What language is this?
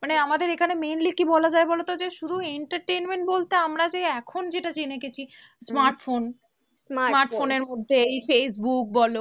Bangla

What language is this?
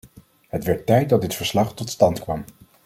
Dutch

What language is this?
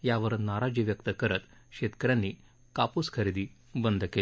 Marathi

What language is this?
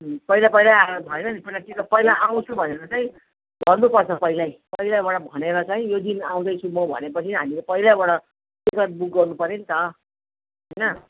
Nepali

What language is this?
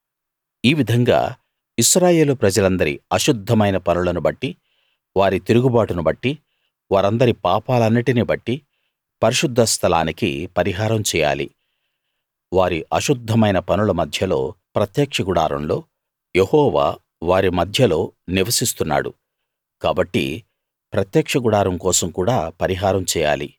Telugu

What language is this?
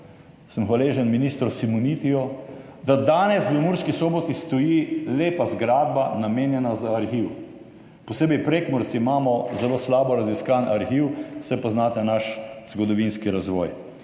Slovenian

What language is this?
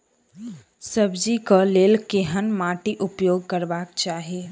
Maithili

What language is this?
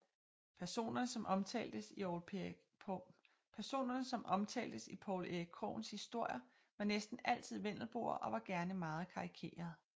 Danish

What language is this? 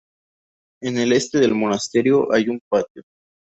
Spanish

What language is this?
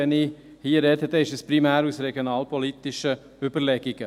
Swiss German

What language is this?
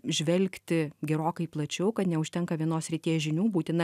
Lithuanian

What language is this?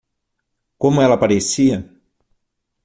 Portuguese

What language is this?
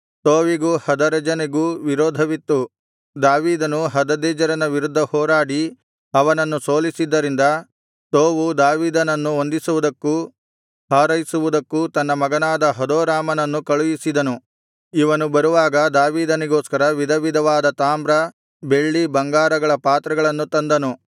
Kannada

